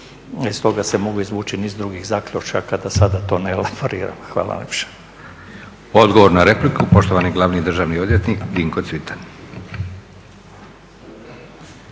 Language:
Croatian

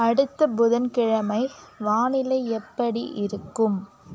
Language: Tamil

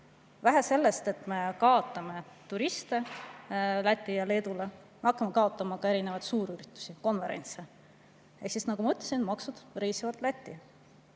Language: Estonian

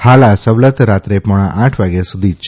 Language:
Gujarati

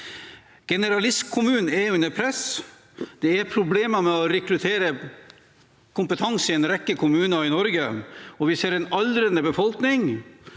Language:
Norwegian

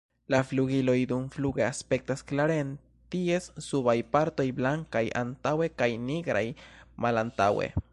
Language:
Esperanto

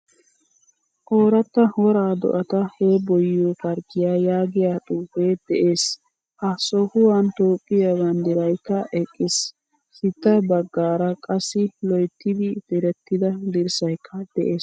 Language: Wolaytta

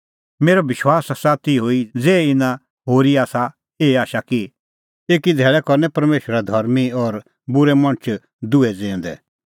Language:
Kullu Pahari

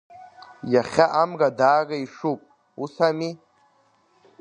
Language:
Abkhazian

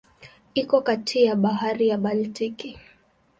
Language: Swahili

